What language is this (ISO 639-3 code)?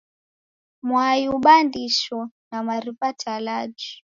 dav